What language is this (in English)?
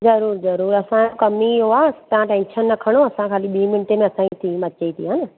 Sindhi